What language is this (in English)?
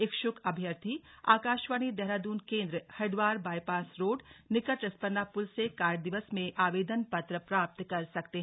Hindi